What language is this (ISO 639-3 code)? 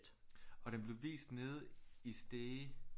dan